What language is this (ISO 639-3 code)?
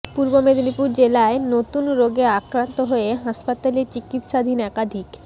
ben